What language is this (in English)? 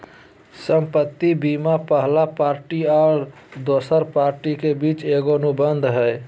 Magahi